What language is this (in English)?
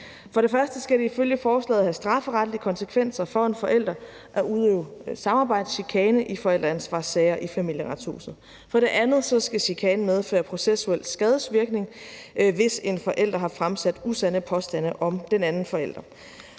Danish